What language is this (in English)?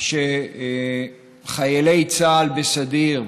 Hebrew